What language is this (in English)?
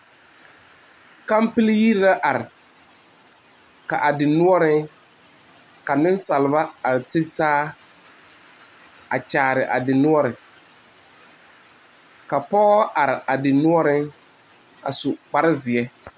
Southern Dagaare